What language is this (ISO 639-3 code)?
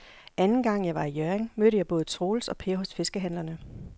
dan